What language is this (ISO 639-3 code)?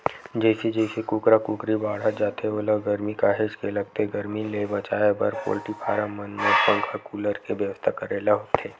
hne